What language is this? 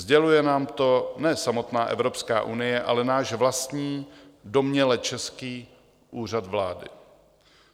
Czech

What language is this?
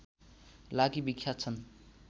Nepali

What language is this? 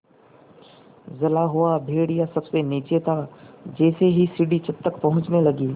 Hindi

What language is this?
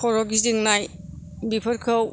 Bodo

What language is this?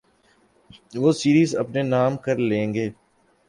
Urdu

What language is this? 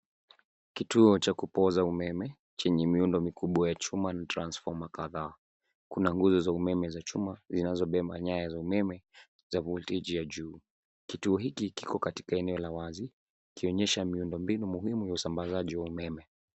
Swahili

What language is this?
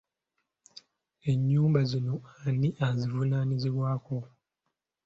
Ganda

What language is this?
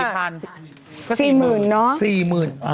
Thai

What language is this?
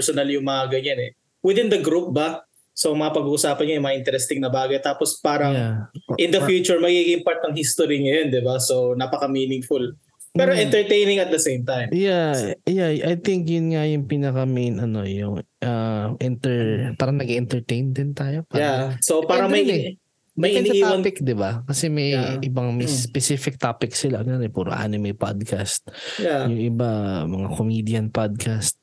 Filipino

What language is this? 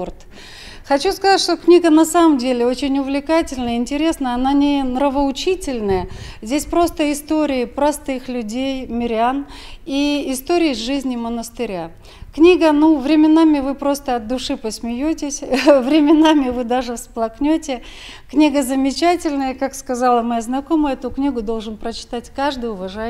Russian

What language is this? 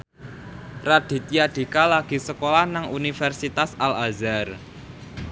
Javanese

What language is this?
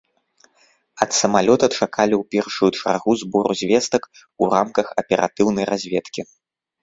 Belarusian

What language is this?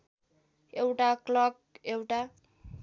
Nepali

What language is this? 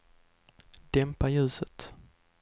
Swedish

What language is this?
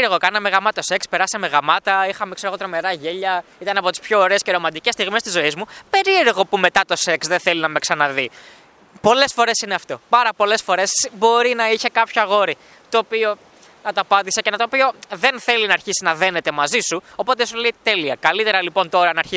Greek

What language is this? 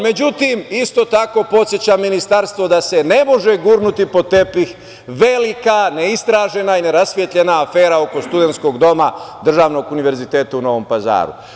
Serbian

